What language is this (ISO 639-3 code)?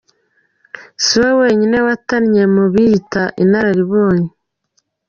kin